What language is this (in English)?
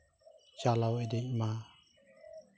Santali